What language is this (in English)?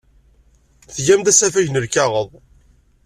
Kabyle